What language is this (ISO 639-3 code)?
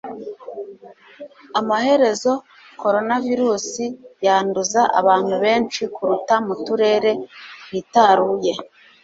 kin